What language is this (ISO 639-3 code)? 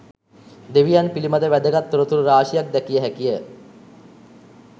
sin